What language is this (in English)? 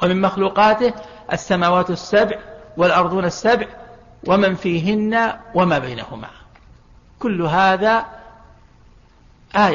Arabic